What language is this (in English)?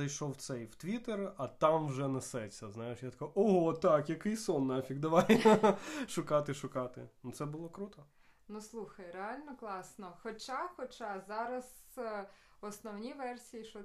Ukrainian